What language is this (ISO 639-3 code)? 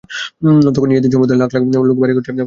ben